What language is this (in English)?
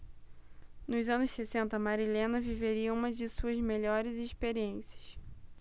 Portuguese